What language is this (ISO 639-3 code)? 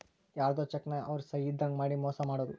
kan